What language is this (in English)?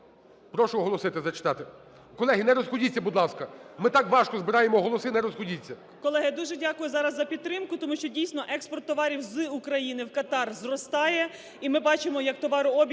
Ukrainian